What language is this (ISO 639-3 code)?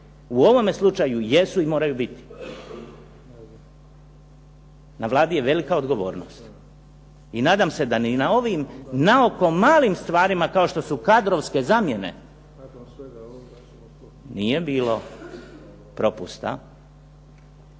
hrv